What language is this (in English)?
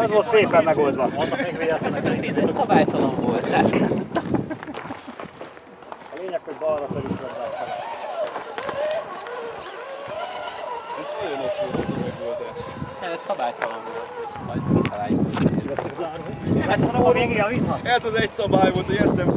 Hungarian